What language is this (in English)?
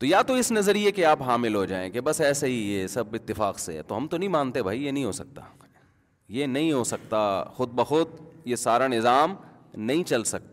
Urdu